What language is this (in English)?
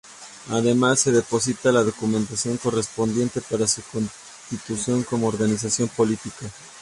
Spanish